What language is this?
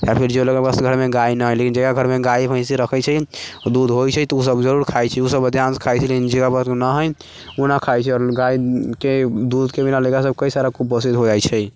Maithili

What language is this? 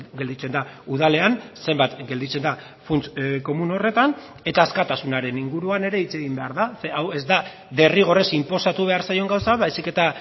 Basque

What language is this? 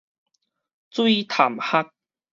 Min Nan Chinese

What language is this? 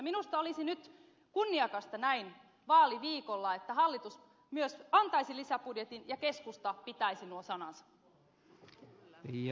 Finnish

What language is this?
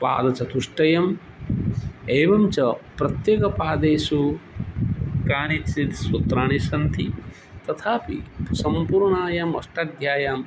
Sanskrit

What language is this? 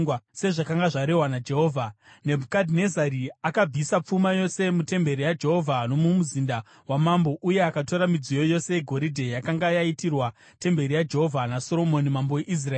Shona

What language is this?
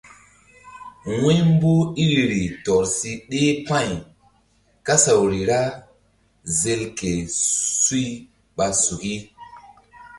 Mbum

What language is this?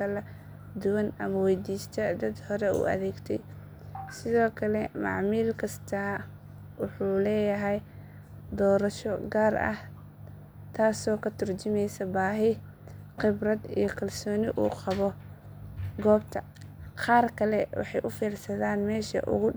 Somali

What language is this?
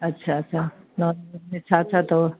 Sindhi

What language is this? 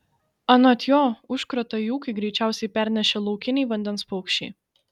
Lithuanian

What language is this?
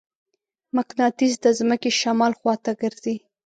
Pashto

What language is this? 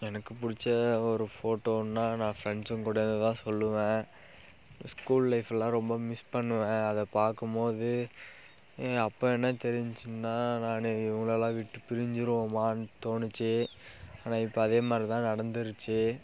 Tamil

